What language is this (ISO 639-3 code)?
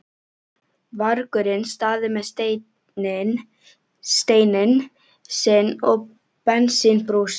isl